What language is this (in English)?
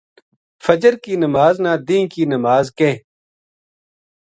Gujari